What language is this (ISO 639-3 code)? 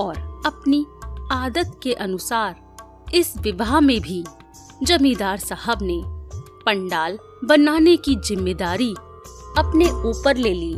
hin